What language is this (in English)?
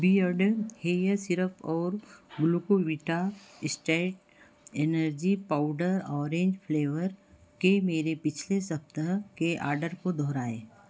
Hindi